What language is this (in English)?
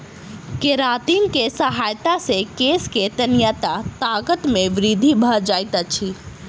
Maithili